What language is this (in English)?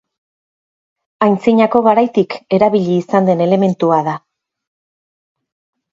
Basque